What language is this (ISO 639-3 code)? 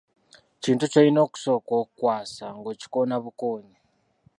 lug